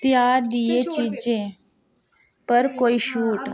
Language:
Dogri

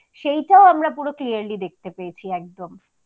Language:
Bangla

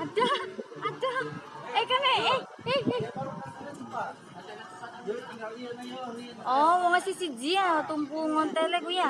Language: Indonesian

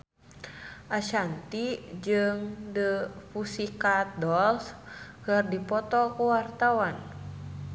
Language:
Sundanese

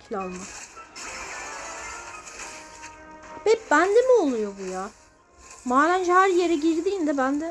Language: Turkish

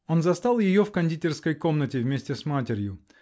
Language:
Russian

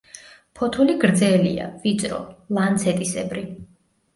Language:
Georgian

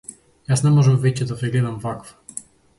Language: Macedonian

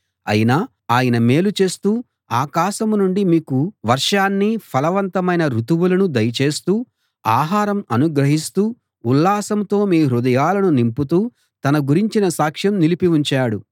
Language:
Telugu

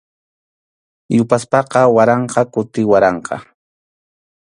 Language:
Arequipa-La Unión Quechua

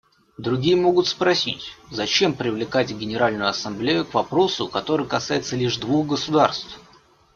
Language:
Russian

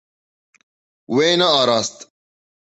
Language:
Kurdish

